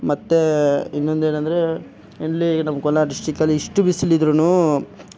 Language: Kannada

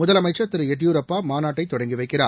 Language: Tamil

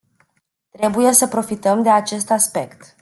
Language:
Romanian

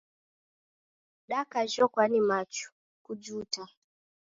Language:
Taita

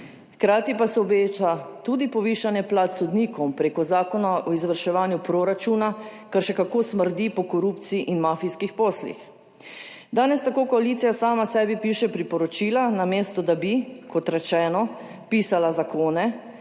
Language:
Slovenian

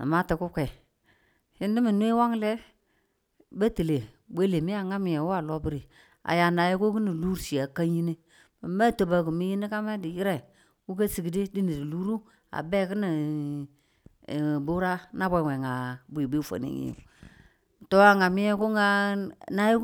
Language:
Tula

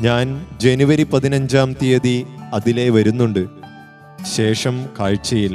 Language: Malayalam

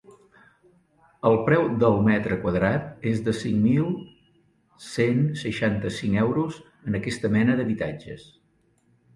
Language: Catalan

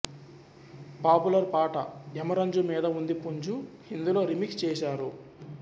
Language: Telugu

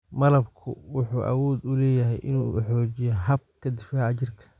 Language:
Somali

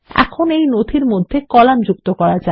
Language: Bangla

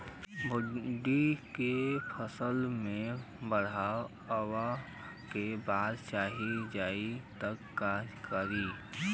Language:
Bhojpuri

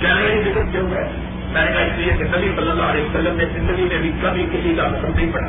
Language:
Urdu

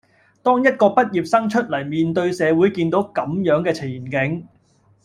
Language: Cantonese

